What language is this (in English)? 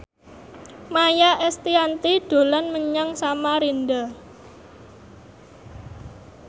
Javanese